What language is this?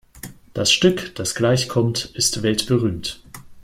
German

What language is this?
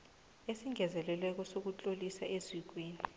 South Ndebele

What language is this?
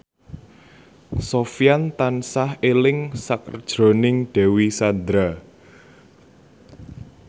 Javanese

